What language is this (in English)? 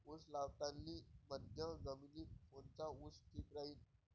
Marathi